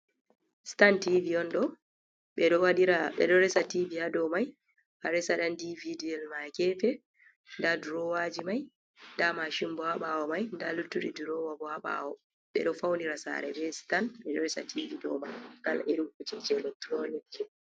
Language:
Fula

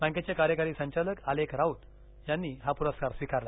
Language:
Marathi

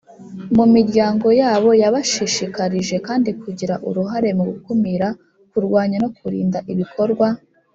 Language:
Kinyarwanda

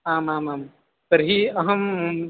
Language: Sanskrit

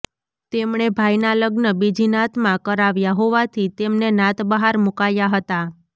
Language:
Gujarati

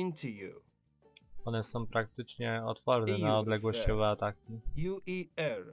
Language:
Polish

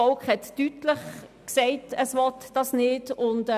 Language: Swiss German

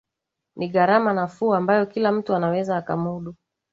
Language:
Swahili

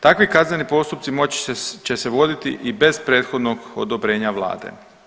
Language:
Croatian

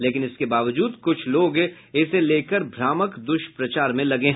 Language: Hindi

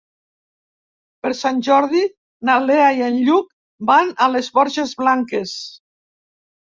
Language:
Catalan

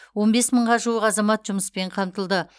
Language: Kazakh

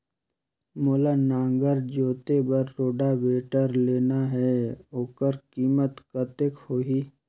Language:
Chhattisgarhi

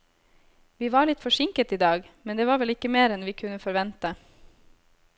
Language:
Norwegian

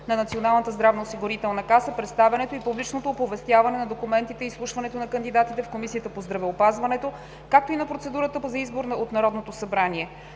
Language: Bulgarian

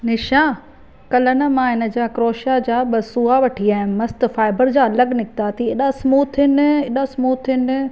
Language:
Sindhi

